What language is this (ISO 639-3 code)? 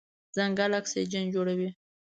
pus